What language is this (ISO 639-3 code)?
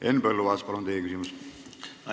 est